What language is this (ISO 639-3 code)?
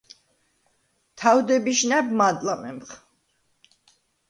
sva